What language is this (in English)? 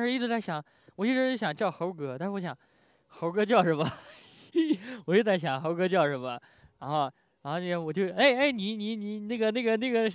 Chinese